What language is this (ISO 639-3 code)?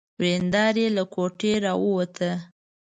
pus